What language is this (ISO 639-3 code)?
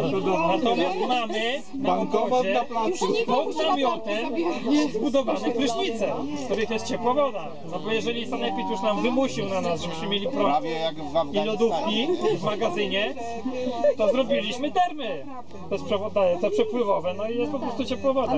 pol